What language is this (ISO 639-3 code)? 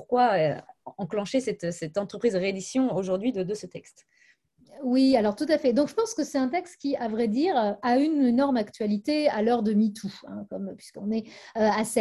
fra